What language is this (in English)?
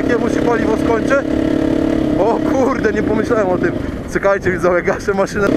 Polish